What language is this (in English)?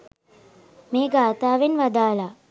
Sinhala